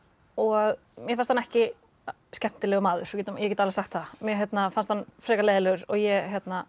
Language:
Icelandic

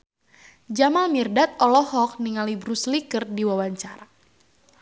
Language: Sundanese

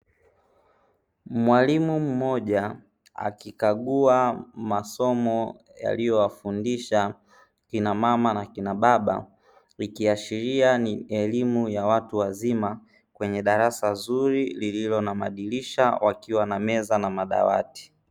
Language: Swahili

